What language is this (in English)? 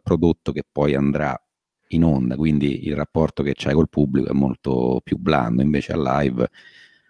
Italian